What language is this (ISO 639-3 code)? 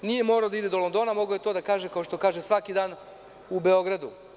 srp